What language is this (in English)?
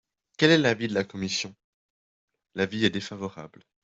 French